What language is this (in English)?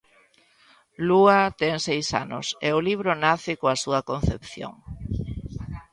Galician